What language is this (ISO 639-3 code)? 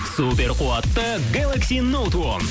kaz